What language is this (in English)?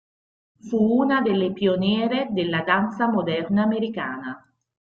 Italian